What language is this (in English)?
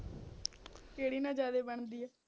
Punjabi